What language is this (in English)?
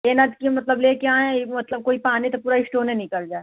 Hindi